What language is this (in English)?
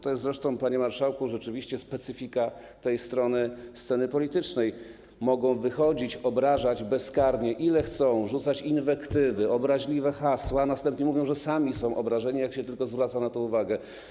Polish